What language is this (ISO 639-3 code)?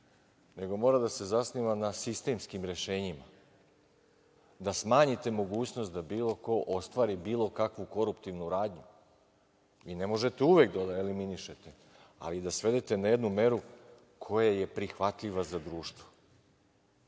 srp